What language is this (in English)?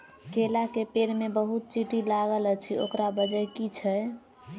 Maithili